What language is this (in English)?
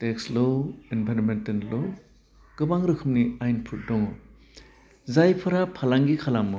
Bodo